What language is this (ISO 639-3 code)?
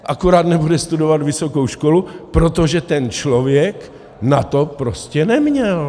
ces